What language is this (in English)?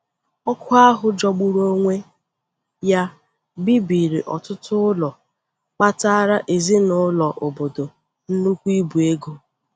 Igbo